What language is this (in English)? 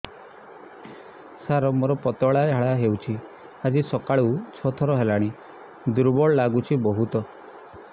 Odia